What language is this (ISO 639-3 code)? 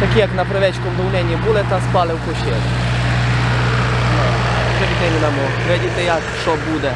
ukr